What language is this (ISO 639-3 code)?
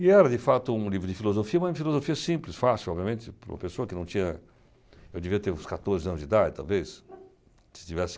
por